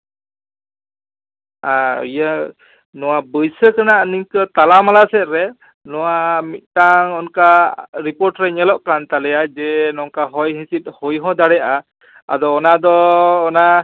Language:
Santali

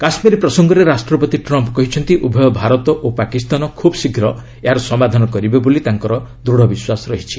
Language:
Odia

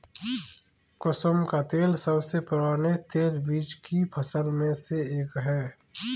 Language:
Hindi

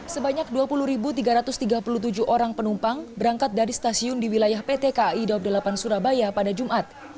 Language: Indonesian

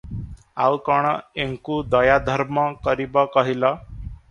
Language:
Odia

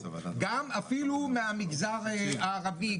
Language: Hebrew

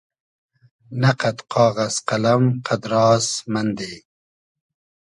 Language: Hazaragi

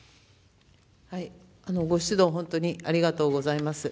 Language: Japanese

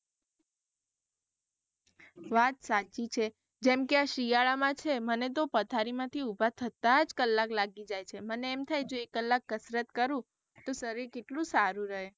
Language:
Gujarati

